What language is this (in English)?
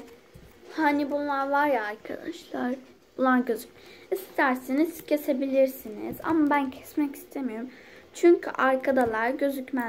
Turkish